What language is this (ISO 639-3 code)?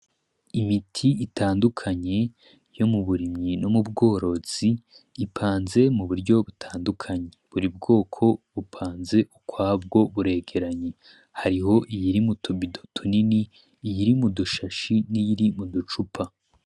run